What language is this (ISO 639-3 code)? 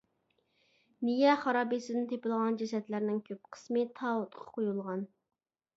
uig